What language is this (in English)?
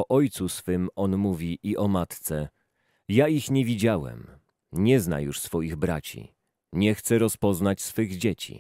Polish